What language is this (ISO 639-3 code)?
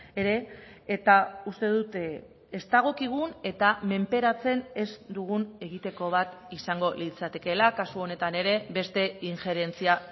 eus